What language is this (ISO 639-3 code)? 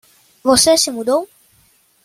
por